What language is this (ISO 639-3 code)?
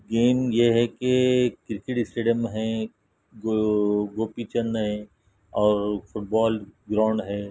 urd